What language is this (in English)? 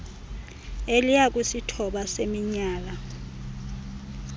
Xhosa